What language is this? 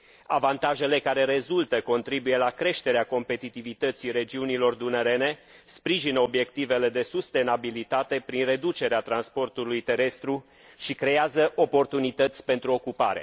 Romanian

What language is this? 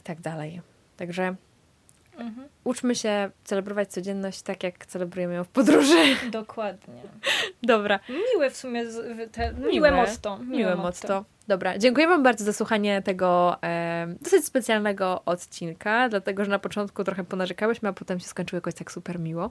Polish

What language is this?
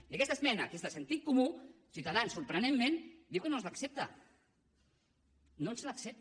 Catalan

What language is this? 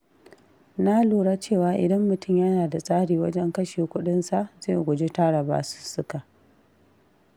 Hausa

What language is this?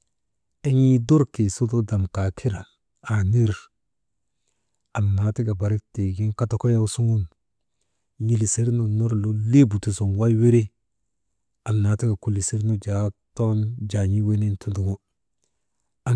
Maba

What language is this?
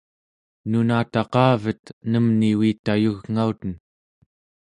Central Yupik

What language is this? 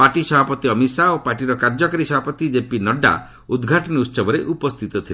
Odia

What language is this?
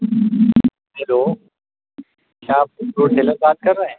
Urdu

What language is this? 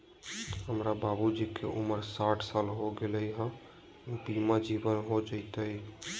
Magahi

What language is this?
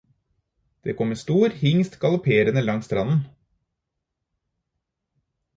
Norwegian Bokmål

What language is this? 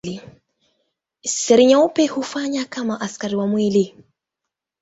Swahili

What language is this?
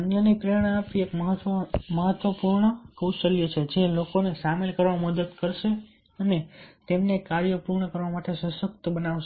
Gujarati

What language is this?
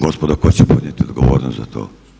Croatian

